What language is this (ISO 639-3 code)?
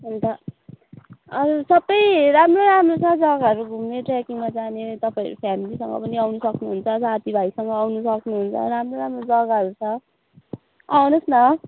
nep